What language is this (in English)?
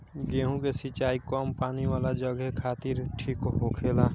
Bhojpuri